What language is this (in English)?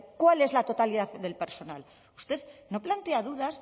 Spanish